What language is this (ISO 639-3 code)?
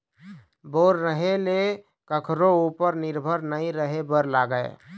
hne